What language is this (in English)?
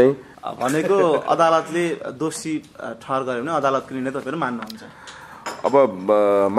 Arabic